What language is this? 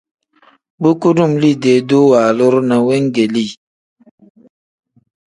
Tem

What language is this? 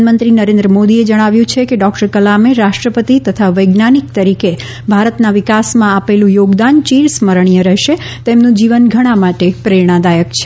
Gujarati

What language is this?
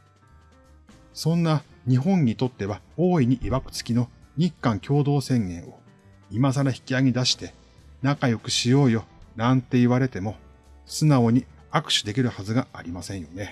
Japanese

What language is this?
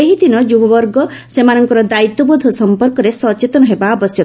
Odia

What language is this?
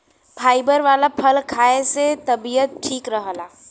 Bhojpuri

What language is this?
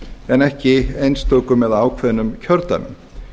Icelandic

